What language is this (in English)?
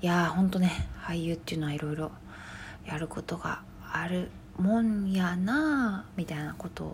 Japanese